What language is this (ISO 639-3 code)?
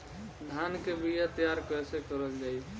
bho